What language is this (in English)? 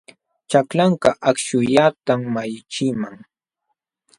Jauja Wanca Quechua